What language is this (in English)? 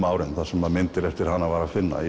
Icelandic